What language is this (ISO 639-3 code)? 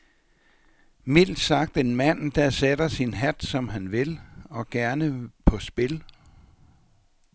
dan